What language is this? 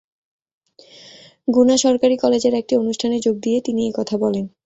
Bangla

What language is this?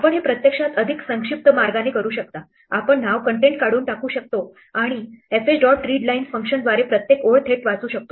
Marathi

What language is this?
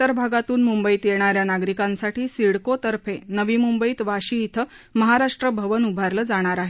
Marathi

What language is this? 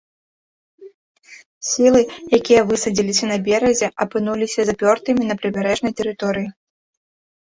Belarusian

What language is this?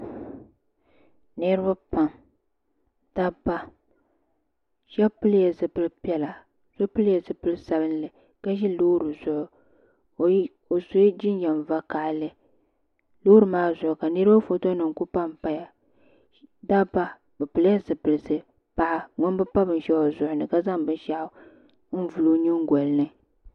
Dagbani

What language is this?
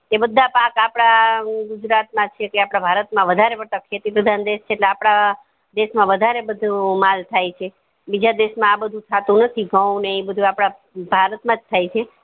Gujarati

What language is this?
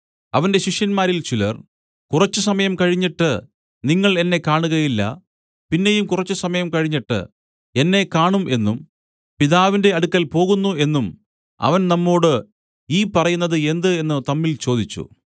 Malayalam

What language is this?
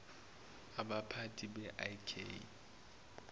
Zulu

